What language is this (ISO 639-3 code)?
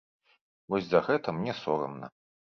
bel